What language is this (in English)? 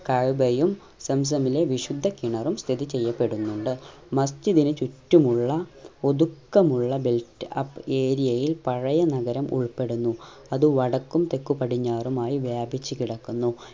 Malayalam